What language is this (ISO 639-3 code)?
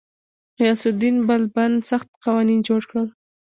pus